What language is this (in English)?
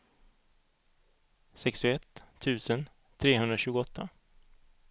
Swedish